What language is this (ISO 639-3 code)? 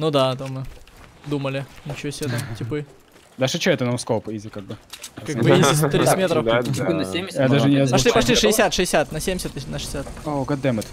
rus